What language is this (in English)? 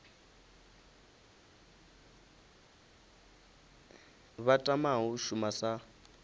Venda